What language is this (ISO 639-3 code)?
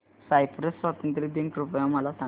mar